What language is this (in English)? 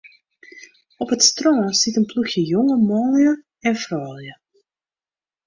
Western Frisian